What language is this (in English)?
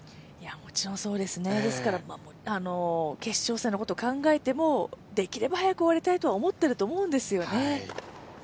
Japanese